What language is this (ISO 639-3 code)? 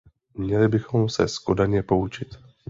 ces